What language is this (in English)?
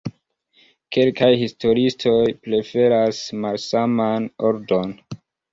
Esperanto